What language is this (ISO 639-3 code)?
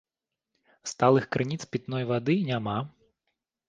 bel